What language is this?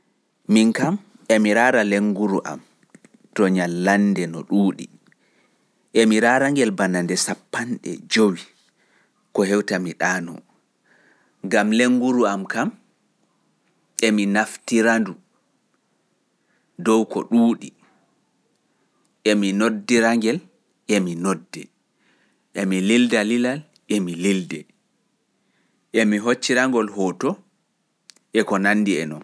Pular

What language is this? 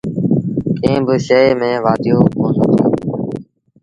Sindhi Bhil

